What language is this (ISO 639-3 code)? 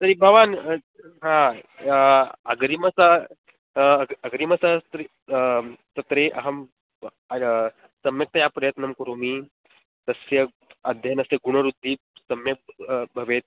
san